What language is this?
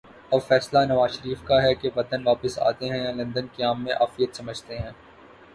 Urdu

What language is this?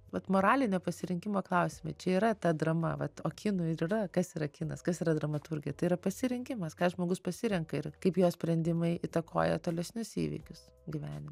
Lithuanian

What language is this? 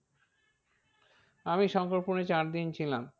Bangla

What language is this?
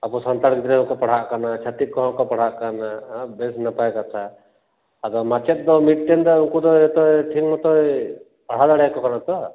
Santali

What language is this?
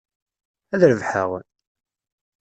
Kabyle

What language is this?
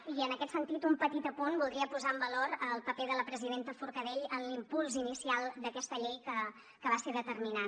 Catalan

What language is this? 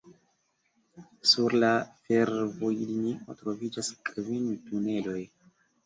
Esperanto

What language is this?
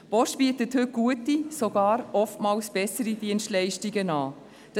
Swiss German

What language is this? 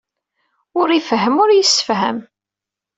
Kabyle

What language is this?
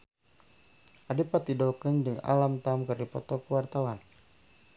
Sundanese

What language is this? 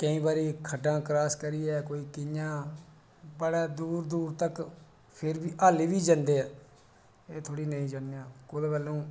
Dogri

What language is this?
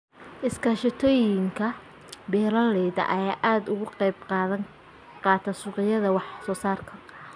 Somali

